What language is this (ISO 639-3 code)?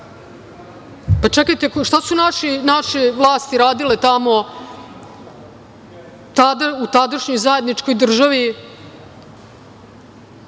srp